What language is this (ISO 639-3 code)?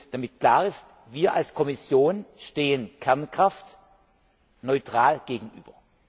deu